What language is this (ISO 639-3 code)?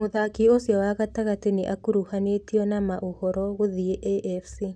kik